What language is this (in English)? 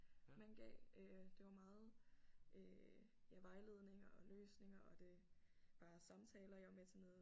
Danish